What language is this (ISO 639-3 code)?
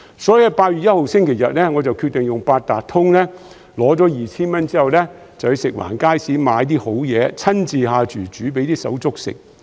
yue